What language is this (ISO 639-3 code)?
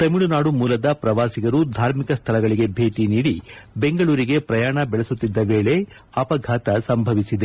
kan